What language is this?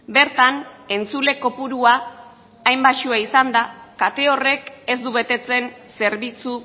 Basque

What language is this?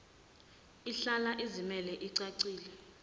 Zulu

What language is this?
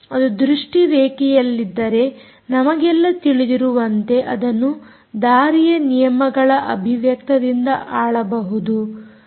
Kannada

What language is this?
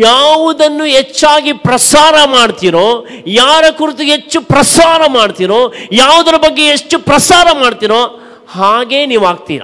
Kannada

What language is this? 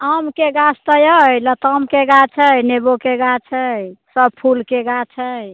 Maithili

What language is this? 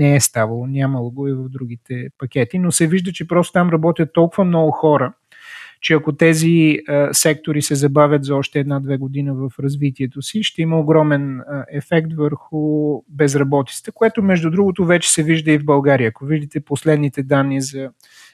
Bulgarian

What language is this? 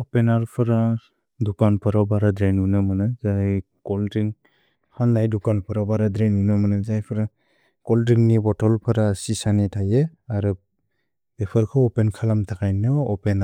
Bodo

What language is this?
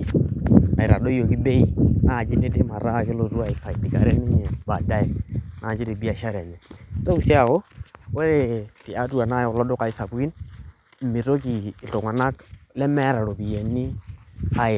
Masai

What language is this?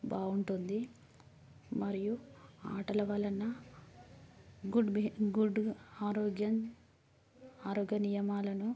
Telugu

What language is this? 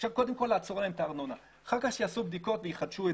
Hebrew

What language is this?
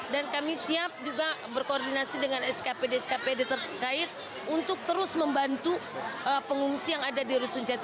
Indonesian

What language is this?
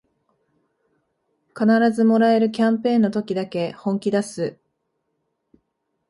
Japanese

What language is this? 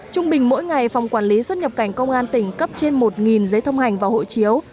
Vietnamese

